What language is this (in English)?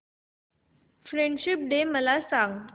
Marathi